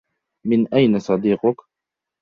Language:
Arabic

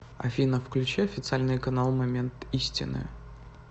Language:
Russian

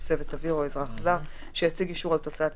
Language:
Hebrew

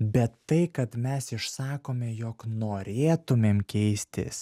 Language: Lithuanian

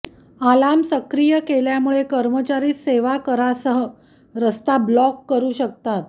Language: Marathi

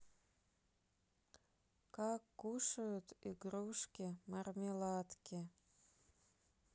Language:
Russian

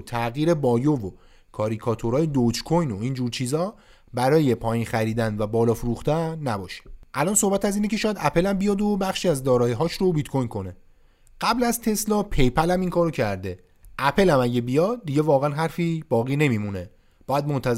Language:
Persian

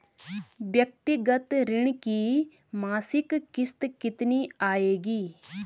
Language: Hindi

